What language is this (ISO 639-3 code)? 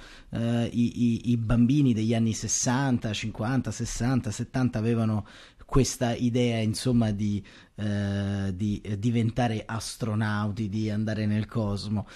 ita